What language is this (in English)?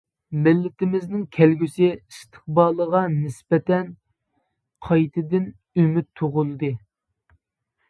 Uyghur